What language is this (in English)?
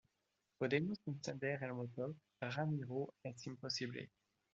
Spanish